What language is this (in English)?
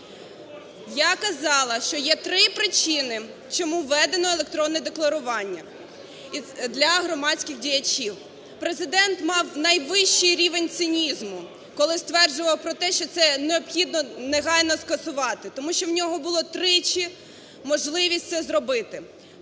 Ukrainian